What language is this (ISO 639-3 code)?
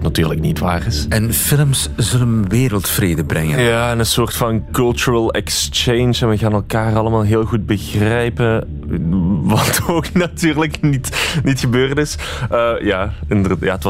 nld